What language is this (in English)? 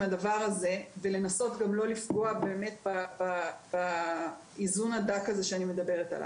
Hebrew